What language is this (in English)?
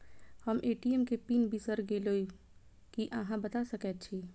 Maithili